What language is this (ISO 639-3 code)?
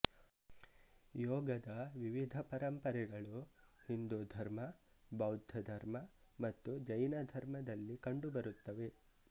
kan